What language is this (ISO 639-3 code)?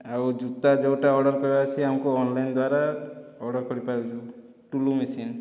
ori